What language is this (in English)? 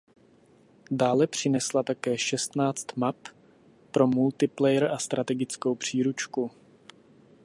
Czech